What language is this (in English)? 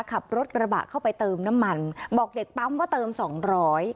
Thai